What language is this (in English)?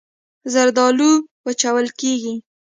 Pashto